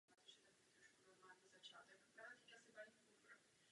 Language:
Czech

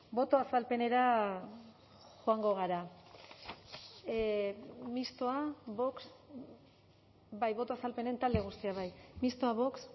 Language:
Basque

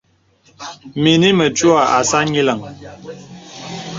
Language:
Bebele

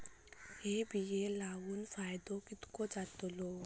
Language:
Marathi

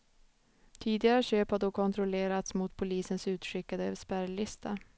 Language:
Swedish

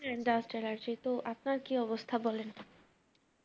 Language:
Bangla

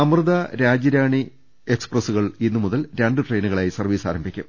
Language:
Malayalam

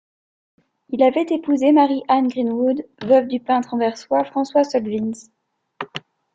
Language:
French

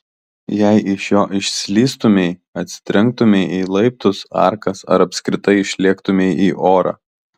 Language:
Lithuanian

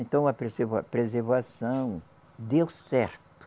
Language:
Portuguese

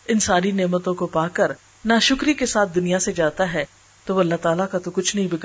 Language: Urdu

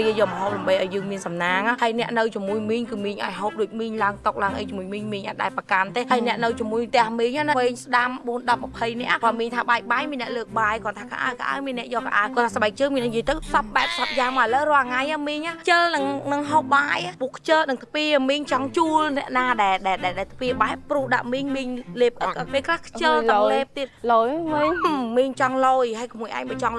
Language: Vietnamese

